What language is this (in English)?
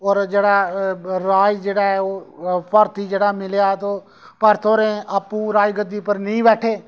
Dogri